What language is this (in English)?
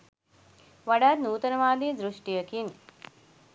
Sinhala